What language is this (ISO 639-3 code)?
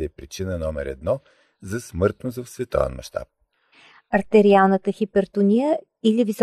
bul